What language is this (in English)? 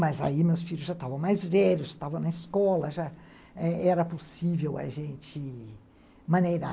Portuguese